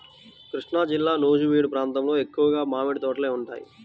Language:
Telugu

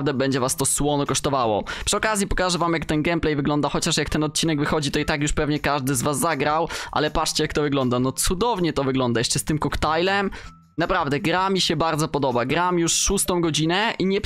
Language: Polish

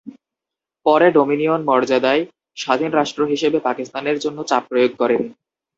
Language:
Bangla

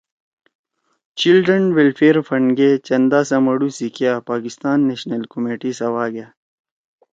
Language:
Torwali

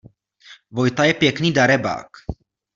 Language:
Czech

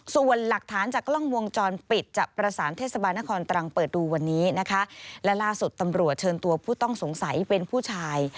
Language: Thai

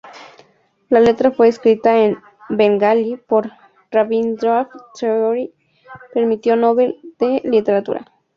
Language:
Spanish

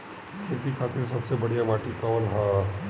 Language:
Bhojpuri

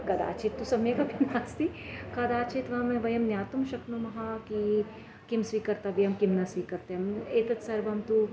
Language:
Sanskrit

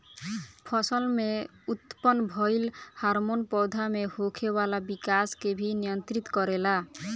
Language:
Bhojpuri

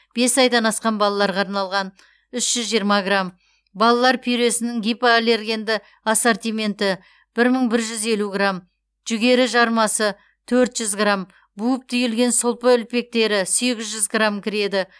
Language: Kazakh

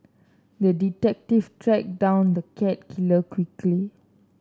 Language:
English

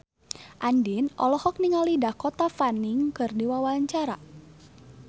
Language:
Sundanese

